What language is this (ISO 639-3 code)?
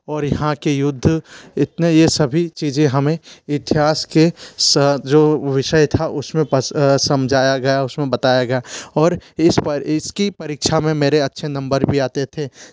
hin